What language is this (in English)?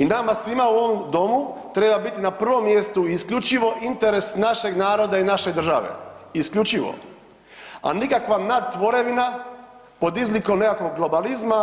Croatian